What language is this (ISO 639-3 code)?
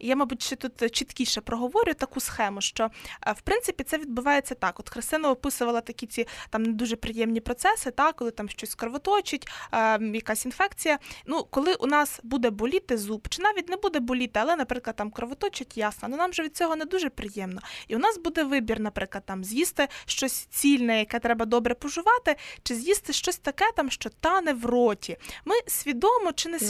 ukr